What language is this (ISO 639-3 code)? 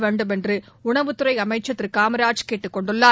tam